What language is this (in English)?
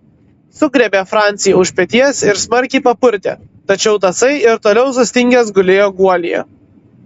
Lithuanian